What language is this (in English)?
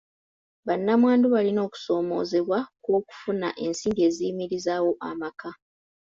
Ganda